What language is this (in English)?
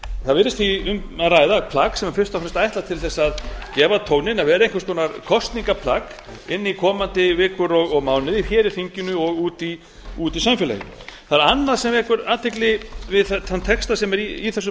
Icelandic